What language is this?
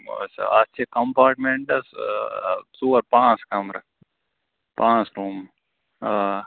Kashmiri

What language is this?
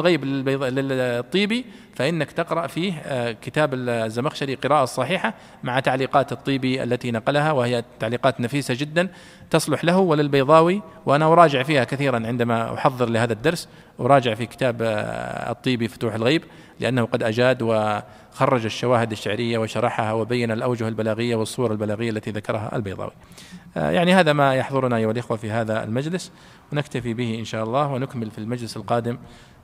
Arabic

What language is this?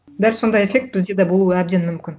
Kazakh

